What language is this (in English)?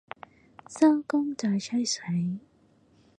Cantonese